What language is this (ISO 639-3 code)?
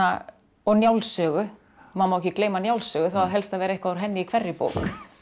isl